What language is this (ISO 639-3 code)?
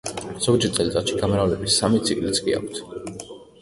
kat